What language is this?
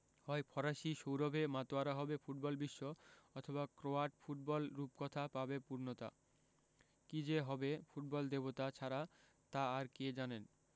Bangla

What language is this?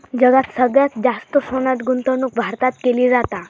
Marathi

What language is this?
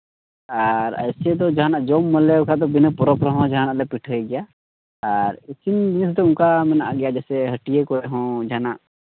Santali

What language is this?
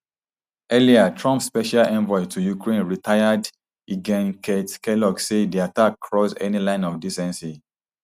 Nigerian Pidgin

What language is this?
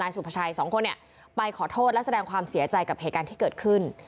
Thai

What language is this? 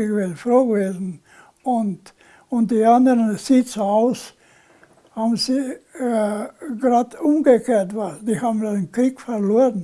German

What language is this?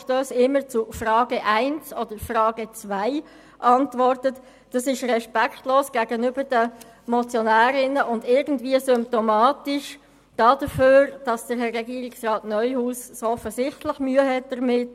Swiss German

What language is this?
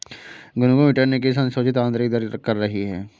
Hindi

